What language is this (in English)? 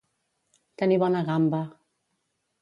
Catalan